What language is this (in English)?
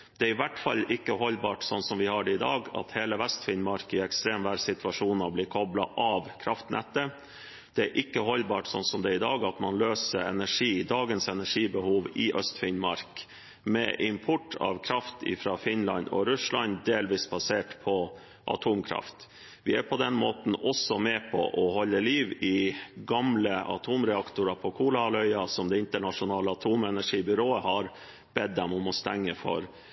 Norwegian Bokmål